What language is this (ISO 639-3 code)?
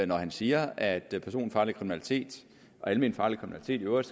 dan